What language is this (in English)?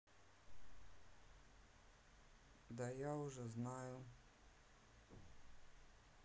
Russian